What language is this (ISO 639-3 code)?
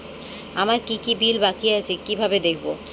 ben